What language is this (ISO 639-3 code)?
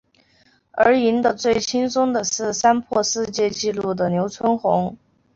zho